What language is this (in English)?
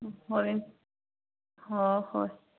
Manipuri